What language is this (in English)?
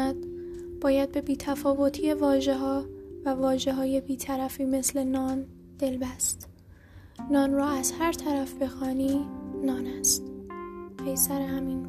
Persian